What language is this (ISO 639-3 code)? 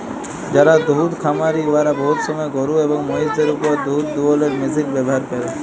ben